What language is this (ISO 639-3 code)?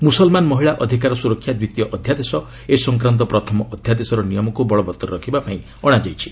ori